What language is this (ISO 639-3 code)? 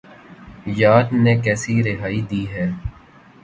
urd